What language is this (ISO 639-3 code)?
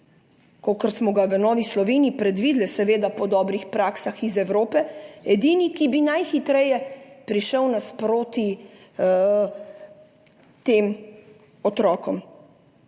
slv